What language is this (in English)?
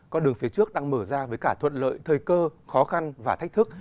Vietnamese